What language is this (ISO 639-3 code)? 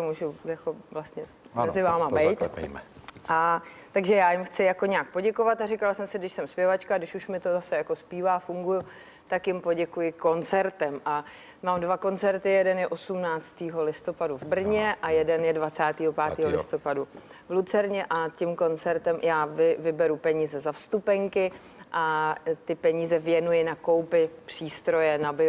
ces